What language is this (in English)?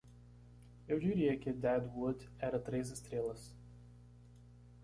Portuguese